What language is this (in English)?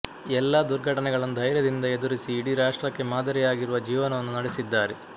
Kannada